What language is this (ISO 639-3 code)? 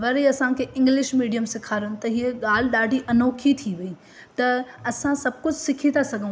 snd